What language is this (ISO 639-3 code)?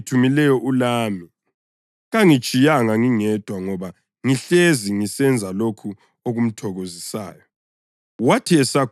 nde